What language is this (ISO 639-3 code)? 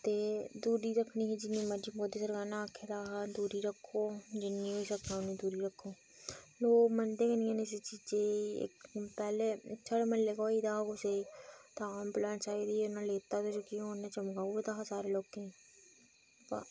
doi